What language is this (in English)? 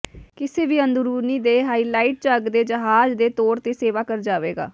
Punjabi